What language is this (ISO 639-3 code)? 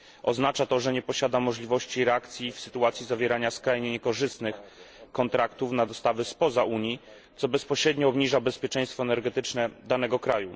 pol